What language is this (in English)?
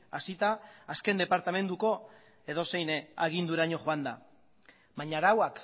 Basque